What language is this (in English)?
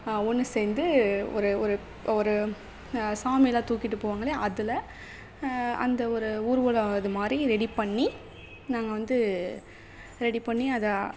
Tamil